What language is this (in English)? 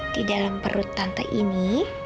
Indonesian